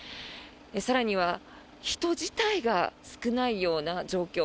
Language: Japanese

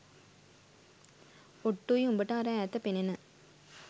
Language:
Sinhala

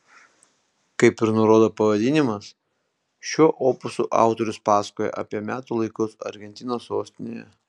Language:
Lithuanian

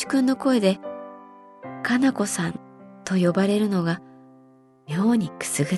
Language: Japanese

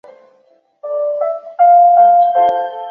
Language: Chinese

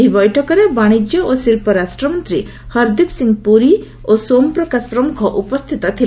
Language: Odia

